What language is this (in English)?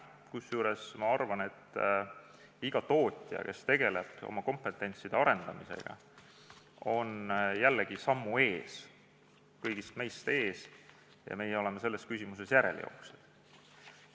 Estonian